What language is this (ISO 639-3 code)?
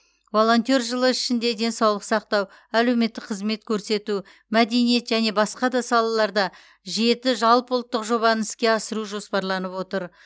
kaz